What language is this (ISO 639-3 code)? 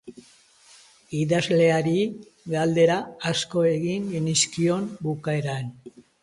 eus